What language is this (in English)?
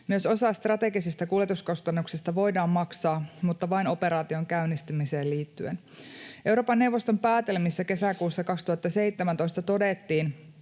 Finnish